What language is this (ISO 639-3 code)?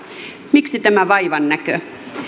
fin